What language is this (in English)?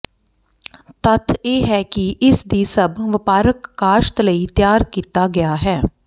Punjabi